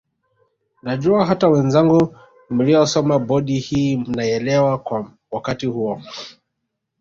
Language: Swahili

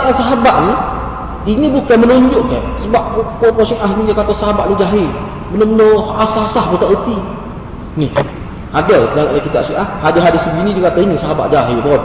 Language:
Malay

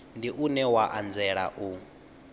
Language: Venda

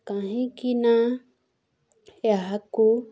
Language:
Odia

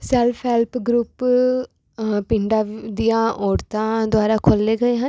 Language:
Punjabi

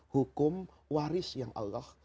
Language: Indonesian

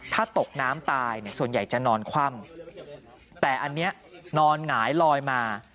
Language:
Thai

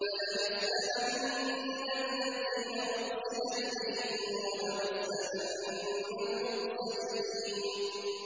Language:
Arabic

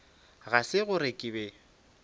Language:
Northern Sotho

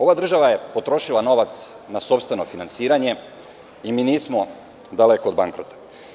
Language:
Serbian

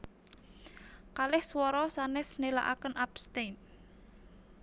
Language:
Javanese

